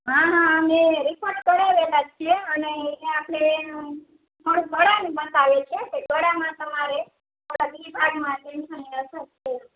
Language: Gujarati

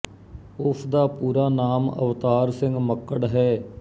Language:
Punjabi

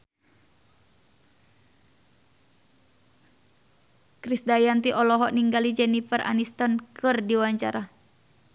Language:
Sundanese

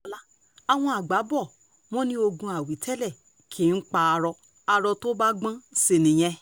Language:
Yoruba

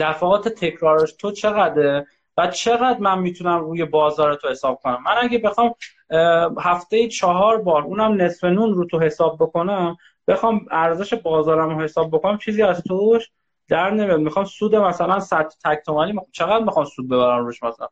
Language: Persian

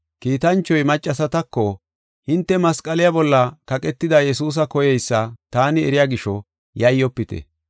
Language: Gofa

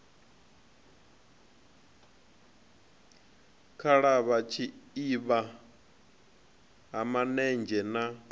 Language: Venda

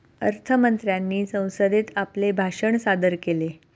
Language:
Marathi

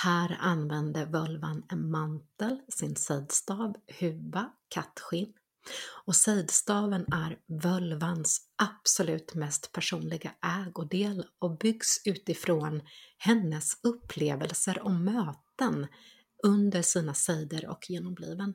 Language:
Swedish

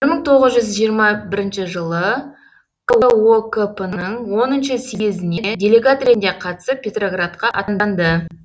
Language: Kazakh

